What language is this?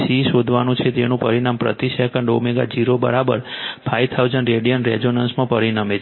Gujarati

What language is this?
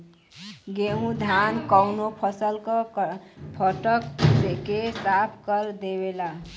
Bhojpuri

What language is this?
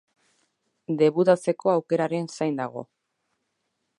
Basque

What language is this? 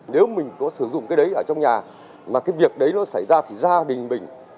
Vietnamese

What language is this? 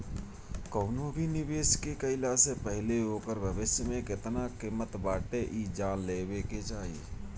Bhojpuri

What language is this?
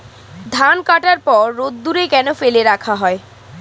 Bangla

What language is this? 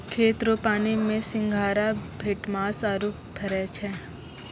Maithili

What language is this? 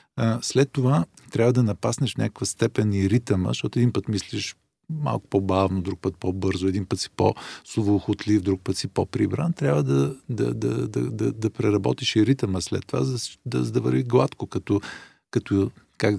Bulgarian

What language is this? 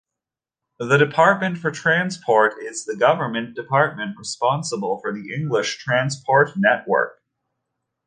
English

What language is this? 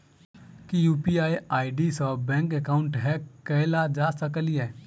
Maithili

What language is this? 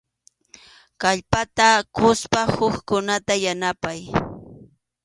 Arequipa-La Unión Quechua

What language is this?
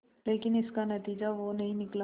Hindi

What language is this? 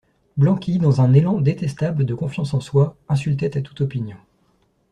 French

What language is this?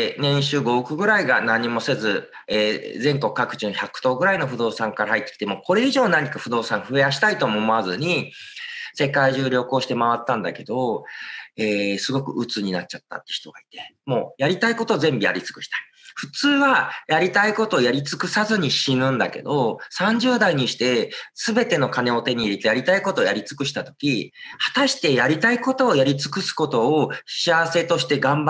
Japanese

